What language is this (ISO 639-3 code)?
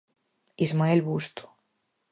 glg